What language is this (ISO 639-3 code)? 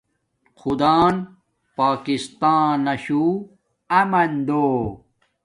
dmk